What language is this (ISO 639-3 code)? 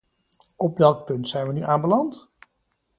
nld